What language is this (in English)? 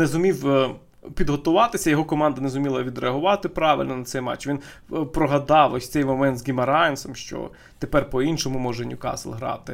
Ukrainian